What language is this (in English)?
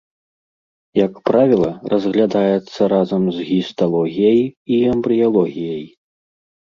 Belarusian